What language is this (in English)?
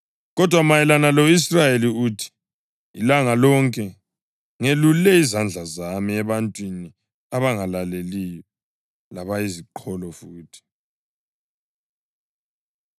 North Ndebele